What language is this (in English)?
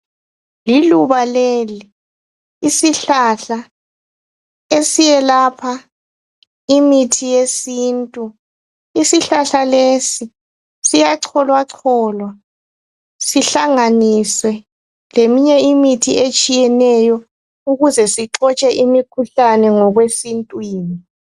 North Ndebele